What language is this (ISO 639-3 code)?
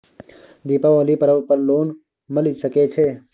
mai